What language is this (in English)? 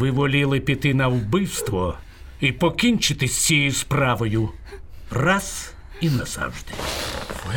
Ukrainian